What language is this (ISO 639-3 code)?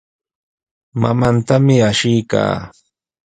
qws